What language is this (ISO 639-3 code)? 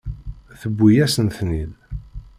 kab